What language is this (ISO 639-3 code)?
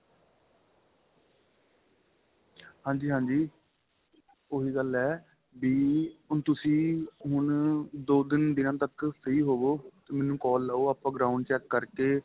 pan